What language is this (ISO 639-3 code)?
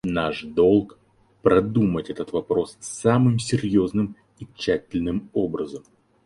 rus